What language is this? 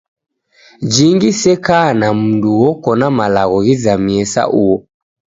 Taita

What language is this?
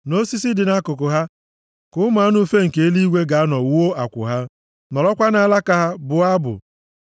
Igbo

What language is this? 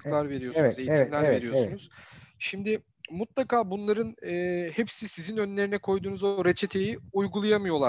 Turkish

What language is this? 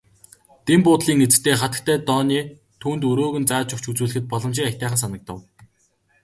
Mongolian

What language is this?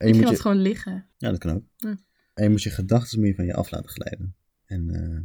Dutch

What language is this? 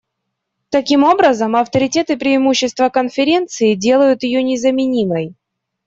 Russian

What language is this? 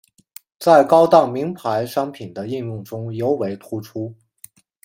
Chinese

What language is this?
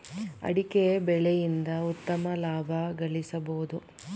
Kannada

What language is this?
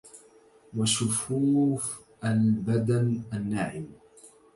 Arabic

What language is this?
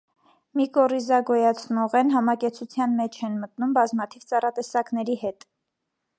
Armenian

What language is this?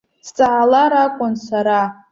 Abkhazian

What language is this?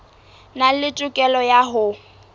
Southern Sotho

